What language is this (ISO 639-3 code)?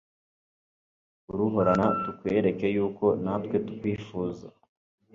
kin